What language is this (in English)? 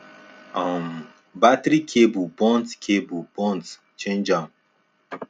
Nigerian Pidgin